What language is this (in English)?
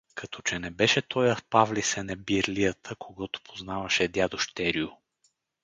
Bulgarian